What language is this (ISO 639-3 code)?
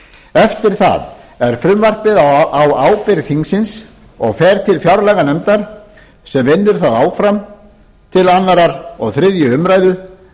isl